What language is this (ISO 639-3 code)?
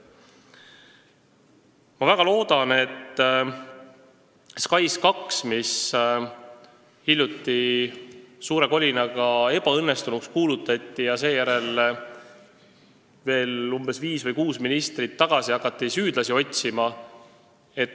est